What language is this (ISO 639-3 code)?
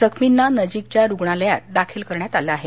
mar